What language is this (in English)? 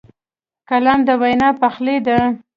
Pashto